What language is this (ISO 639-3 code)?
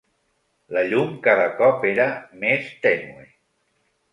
cat